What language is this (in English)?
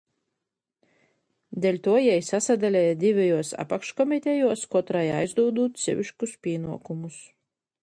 Latgalian